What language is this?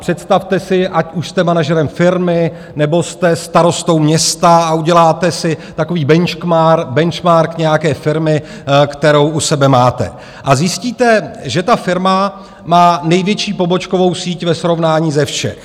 Czech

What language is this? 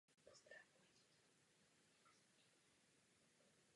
Czech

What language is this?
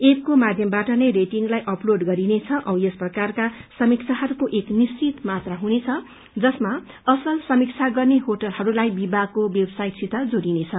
Nepali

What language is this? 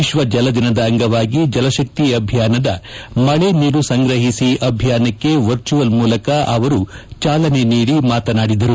Kannada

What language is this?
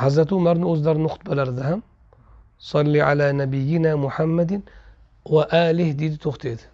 Turkish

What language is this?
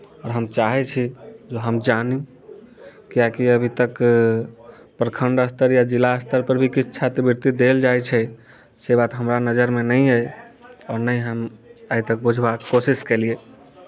Maithili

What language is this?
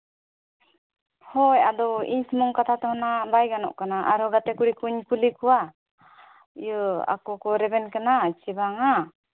Santali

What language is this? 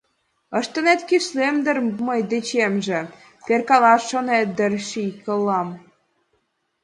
Mari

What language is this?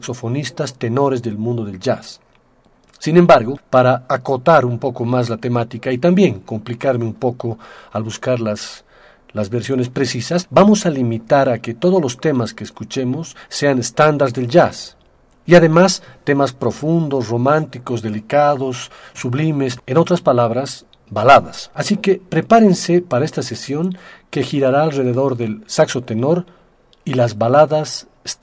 Spanish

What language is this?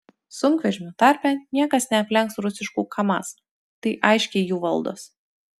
Lithuanian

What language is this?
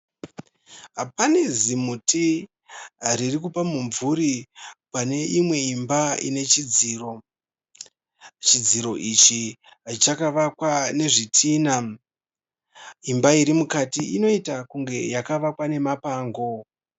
Shona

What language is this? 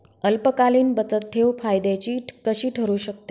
Marathi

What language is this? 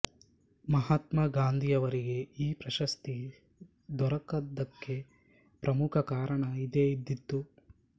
Kannada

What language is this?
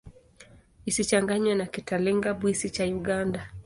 Swahili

